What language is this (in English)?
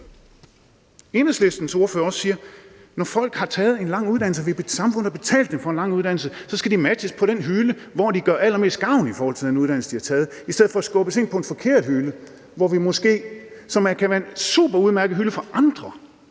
Danish